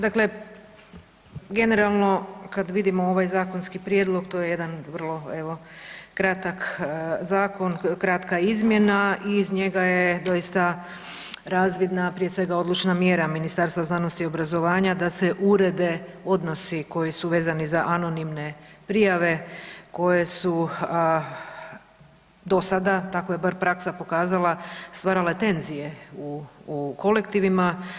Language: Croatian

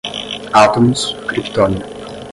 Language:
Portuguese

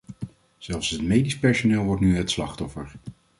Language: Dutch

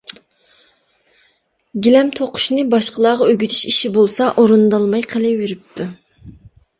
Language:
Uyghur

